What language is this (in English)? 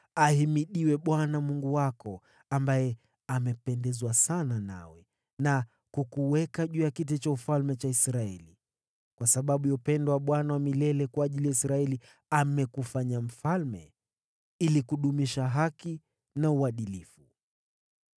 Swahili